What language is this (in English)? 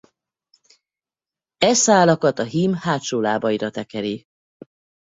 Hungarian